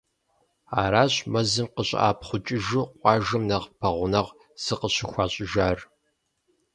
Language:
Kabardian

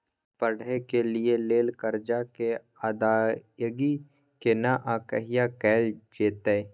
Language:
Maithili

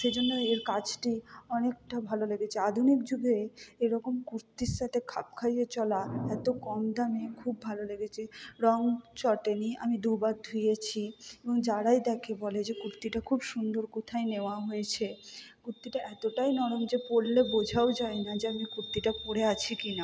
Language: Bangla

